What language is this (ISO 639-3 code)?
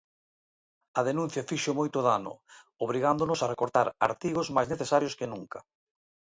glg